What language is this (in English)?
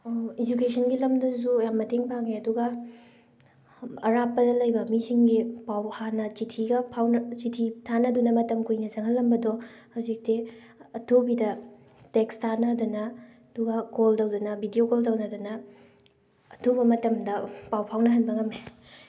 Manipuri